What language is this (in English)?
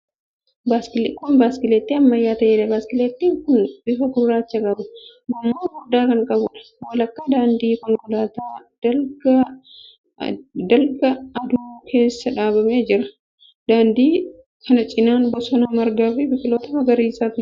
Oromo